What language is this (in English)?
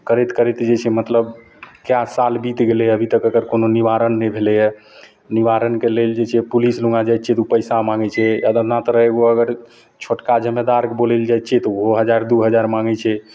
Maithili